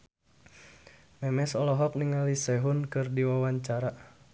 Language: Sundanese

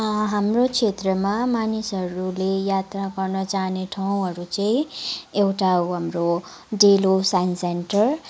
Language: Nepali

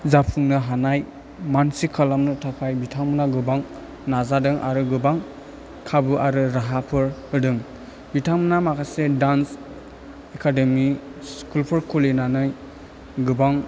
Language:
Bodo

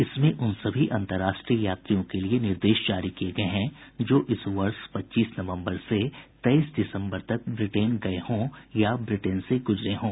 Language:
Hindi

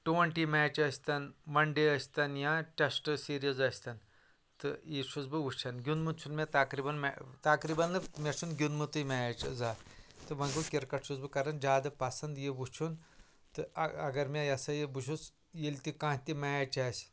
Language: Kashmiri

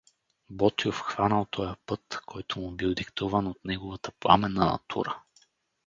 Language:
Bulgarian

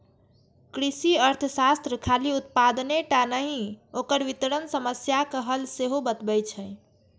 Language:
Maithili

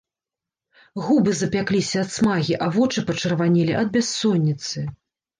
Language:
Belarusian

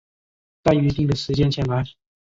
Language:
Chinese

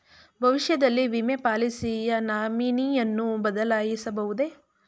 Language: Kannada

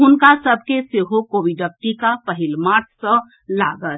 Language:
Maithili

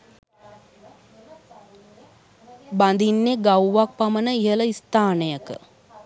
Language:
Sinhala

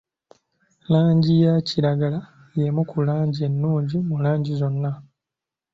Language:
Ganda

